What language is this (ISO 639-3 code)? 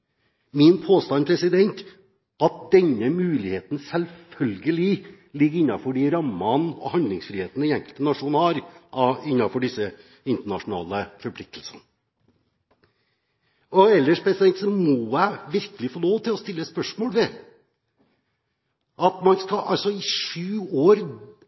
nob